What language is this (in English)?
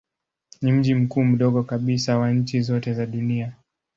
Swahili